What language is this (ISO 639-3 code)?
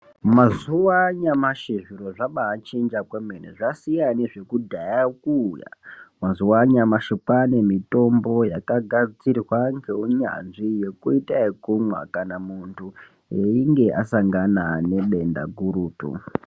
ndc